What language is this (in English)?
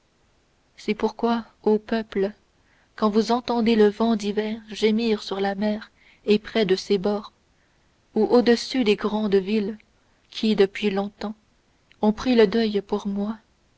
French